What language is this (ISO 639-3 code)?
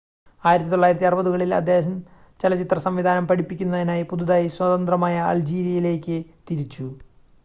mal